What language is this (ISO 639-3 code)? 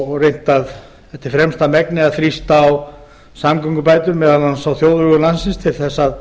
isl